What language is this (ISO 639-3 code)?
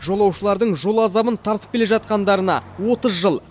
kaz